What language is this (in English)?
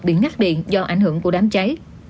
Vietnamese